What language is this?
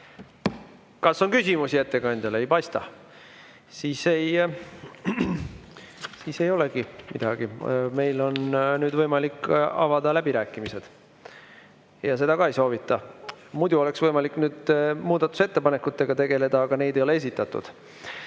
Estonian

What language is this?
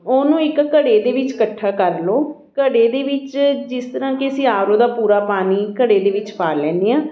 Punjabi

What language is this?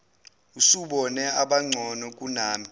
Zulu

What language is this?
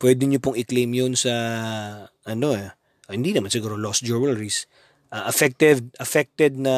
Filipino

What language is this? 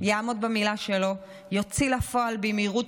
Hebrew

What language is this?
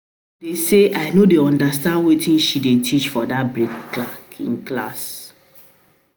Nigerian Pidgin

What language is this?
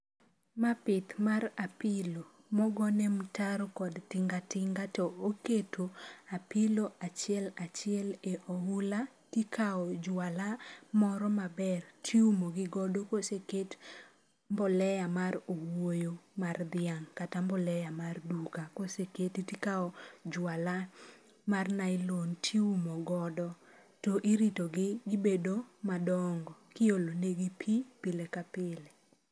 Luo (Kenya and Tanzania)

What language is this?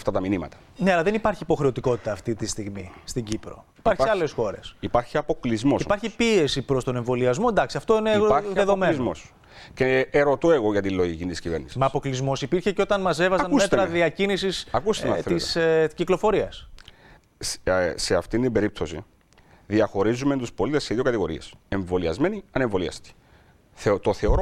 Greek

